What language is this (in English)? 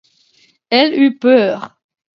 French